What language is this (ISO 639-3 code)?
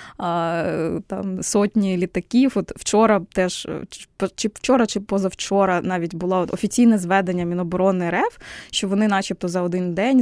ukr